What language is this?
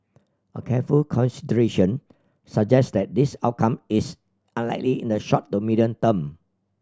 English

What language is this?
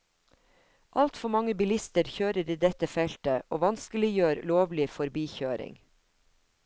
Norwegian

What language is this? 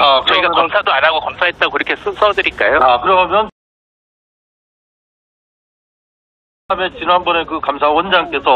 Korean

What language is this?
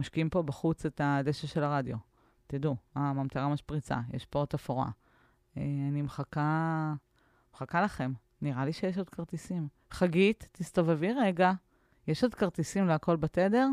Hebrew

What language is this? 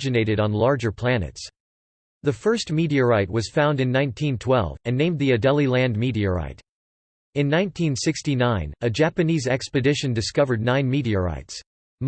English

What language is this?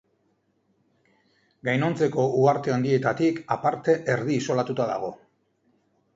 Basque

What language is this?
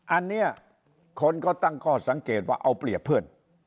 Thai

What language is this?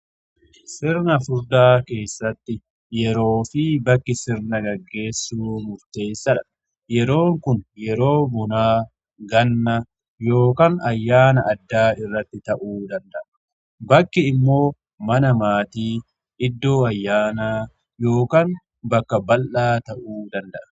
Oromo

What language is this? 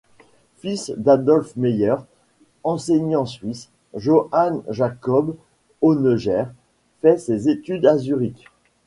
French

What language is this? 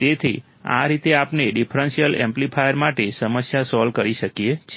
Gujarati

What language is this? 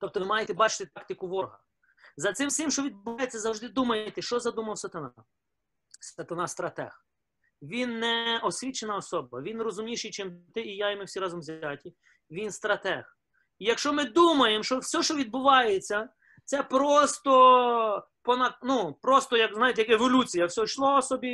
Ukrainian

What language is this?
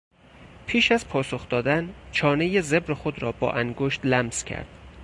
Persian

